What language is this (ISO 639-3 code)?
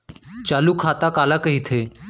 hne